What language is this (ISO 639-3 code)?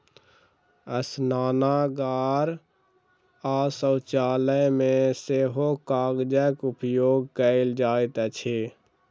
mai